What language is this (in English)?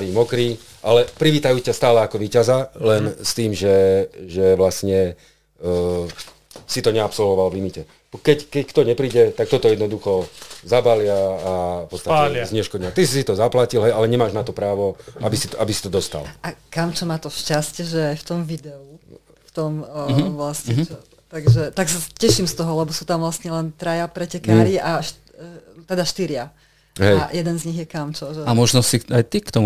Slovak